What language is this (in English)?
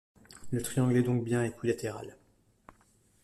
French